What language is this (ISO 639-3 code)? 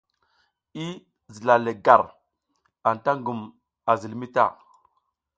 giz